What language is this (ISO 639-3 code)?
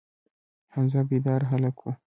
pus